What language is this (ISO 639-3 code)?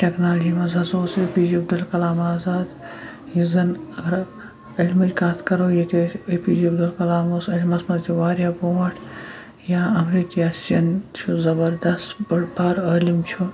kas